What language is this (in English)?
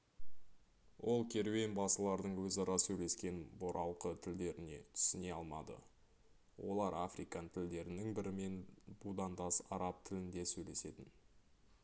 Kazakh